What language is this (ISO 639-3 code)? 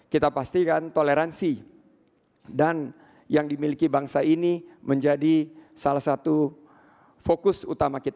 ind